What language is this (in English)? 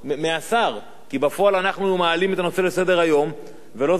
Hebrew